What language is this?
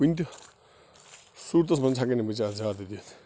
Kashmiri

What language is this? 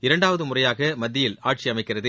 Tamil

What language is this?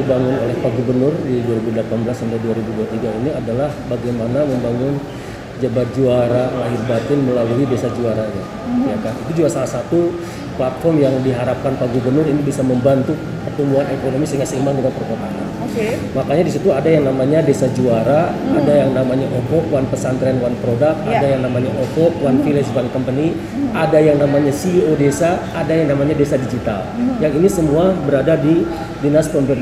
Indonesian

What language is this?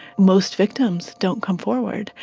English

